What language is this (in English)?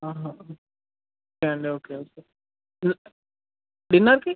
Telugu